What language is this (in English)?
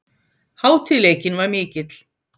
Icelandic